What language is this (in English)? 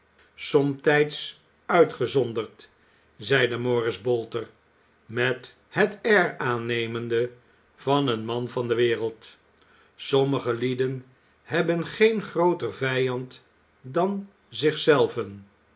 Dutch